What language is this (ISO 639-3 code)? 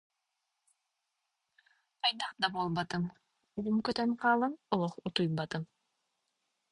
sah